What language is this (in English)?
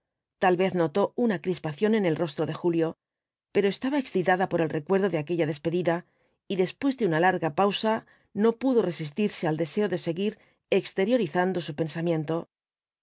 Spanish